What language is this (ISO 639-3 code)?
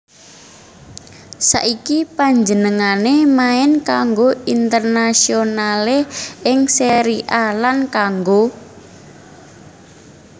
jav